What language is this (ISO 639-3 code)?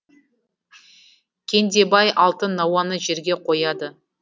kaz